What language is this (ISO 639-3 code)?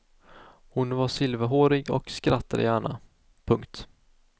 swe